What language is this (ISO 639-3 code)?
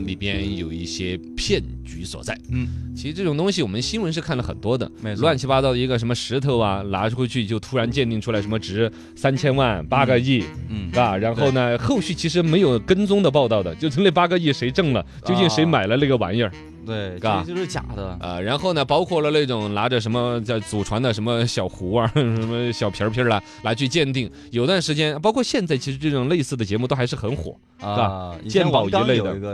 zho